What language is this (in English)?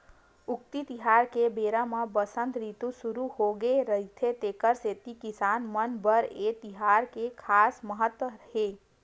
Chhattisgarhi